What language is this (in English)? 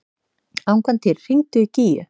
Icelandic